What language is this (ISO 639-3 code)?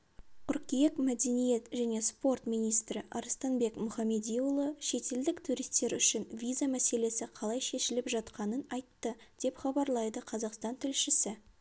kaz